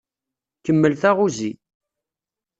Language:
Kabyle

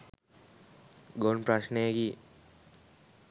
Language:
Sinhala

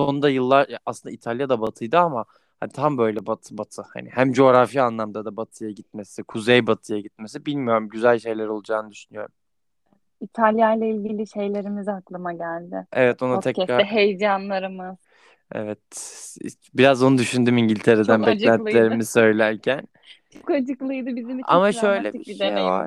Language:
Turkish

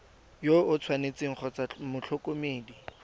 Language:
Tswana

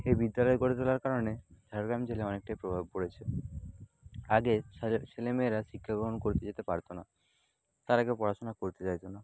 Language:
Bangla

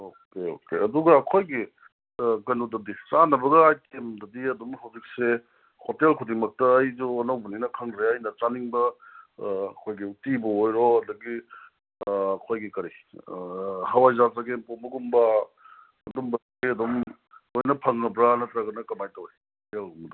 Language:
Manipuri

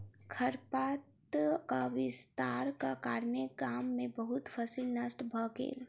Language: Maithili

